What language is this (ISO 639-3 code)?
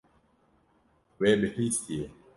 kur